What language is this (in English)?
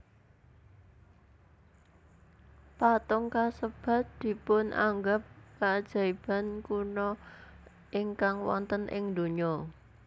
Javanese